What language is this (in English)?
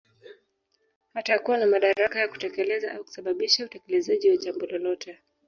Swahili